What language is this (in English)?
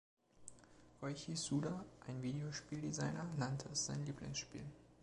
German